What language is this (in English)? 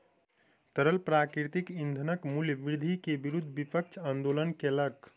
Maithili